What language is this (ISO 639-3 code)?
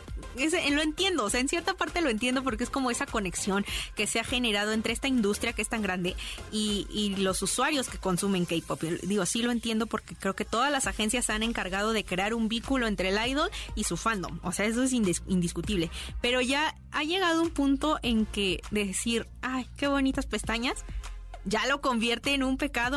spa